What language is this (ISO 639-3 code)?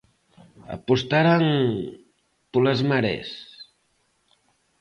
glg